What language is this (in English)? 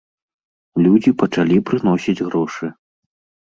Belarusian